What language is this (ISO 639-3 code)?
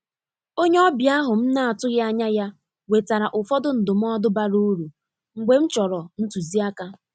ibo